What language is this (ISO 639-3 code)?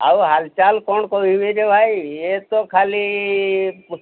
ori